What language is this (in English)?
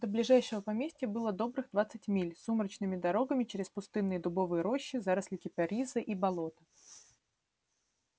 Russian